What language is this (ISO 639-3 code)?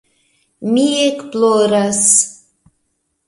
epo